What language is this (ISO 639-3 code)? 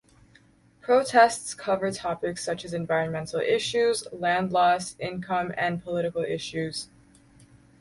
eng